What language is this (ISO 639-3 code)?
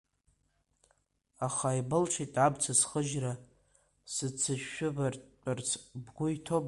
abk